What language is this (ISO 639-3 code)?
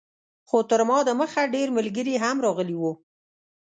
pus